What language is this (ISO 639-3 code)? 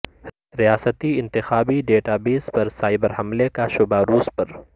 urd